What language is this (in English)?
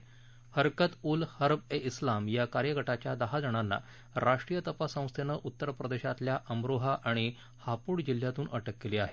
Marathi